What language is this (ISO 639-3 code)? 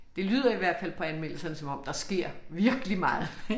dan